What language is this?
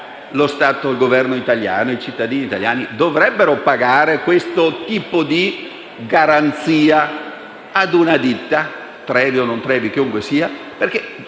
Italian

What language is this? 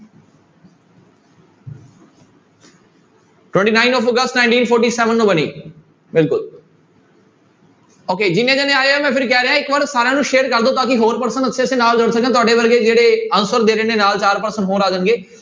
Punjabi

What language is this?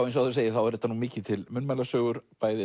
Icelandic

